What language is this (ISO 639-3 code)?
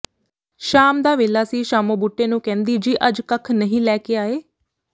pan